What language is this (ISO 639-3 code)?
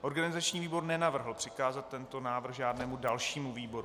ces